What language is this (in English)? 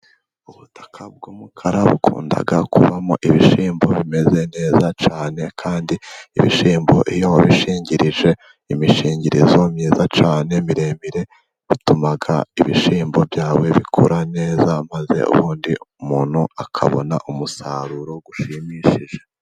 Kinyarwanda